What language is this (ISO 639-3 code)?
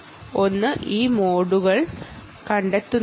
mal